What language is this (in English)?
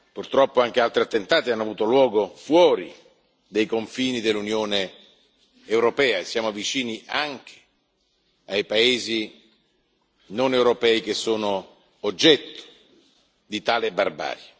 Italian